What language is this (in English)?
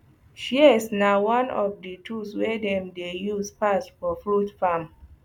Nigerian Pidgin